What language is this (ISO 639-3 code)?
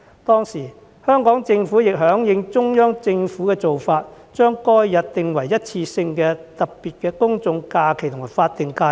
yue